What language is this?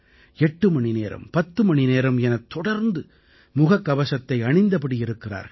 Tamil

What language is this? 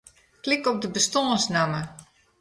Western Frisian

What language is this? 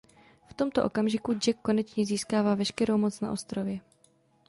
Czech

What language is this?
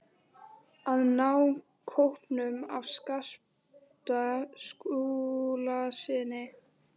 Icelandic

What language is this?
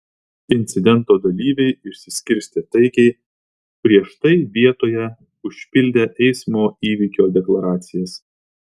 Lithuanian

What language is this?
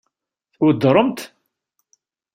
Kabyle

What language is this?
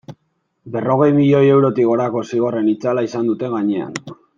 Basque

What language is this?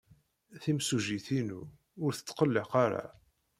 Kabyle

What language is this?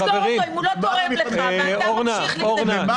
Hebrew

